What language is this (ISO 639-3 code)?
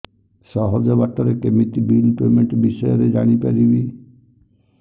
ori